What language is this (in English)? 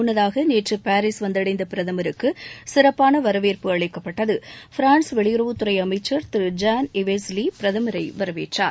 Tamil